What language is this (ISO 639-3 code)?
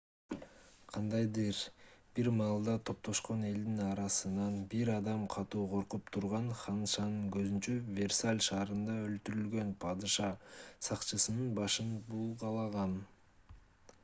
kir